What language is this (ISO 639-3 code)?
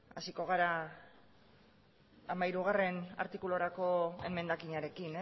eus